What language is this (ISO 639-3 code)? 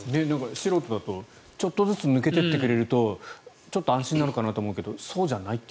jpn